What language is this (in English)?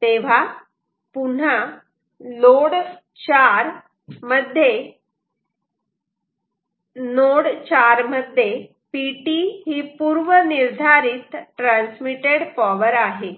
Marathi